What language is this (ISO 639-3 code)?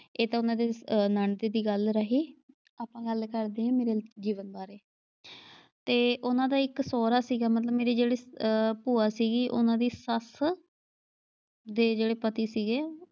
pan